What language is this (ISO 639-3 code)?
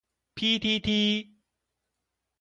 zho